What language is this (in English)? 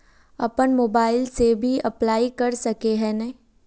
Magahi